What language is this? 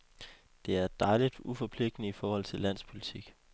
Danish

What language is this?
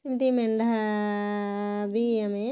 Odia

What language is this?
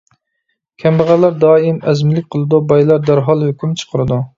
Uyghur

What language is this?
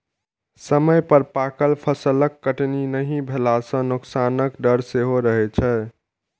Maithili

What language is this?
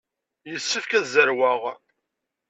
Kabyle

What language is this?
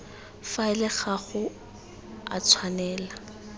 Tswana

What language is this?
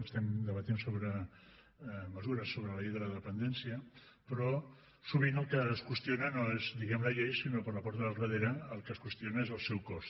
Catalan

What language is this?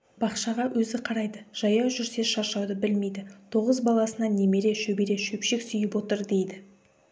Kazakh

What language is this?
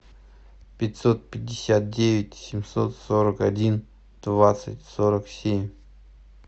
Russian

